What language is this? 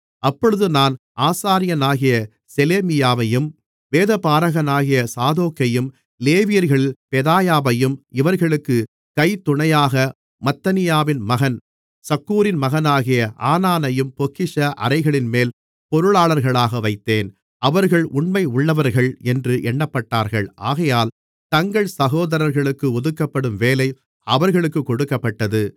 Tamil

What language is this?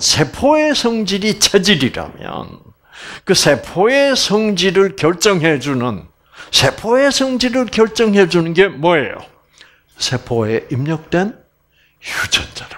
Korean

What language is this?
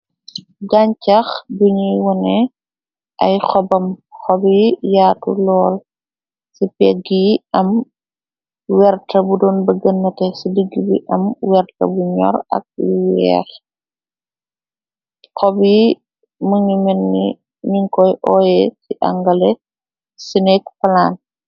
Wolof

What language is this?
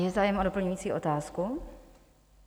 Czech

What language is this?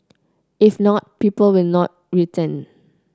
English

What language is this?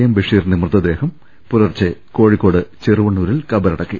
Malayalam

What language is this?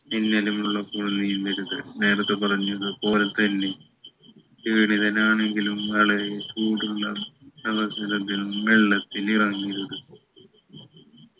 Malayalam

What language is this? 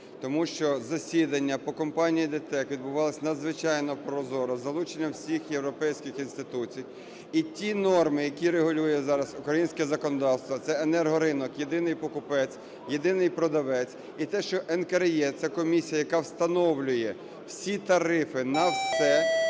Ukrainian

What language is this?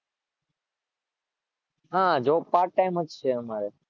Gujarati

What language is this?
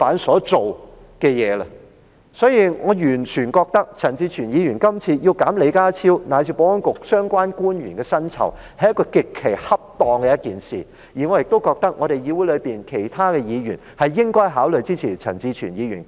Cantonese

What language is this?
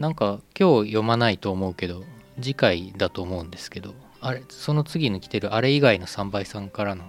Japanese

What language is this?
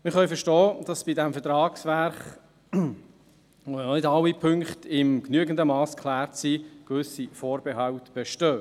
Swiss German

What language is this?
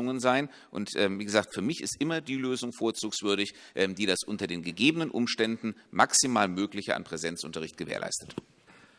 German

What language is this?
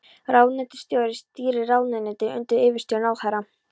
Icelandic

